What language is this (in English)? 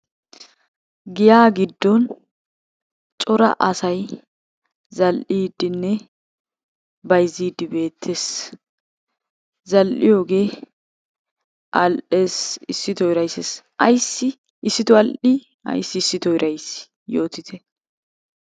Wolaytta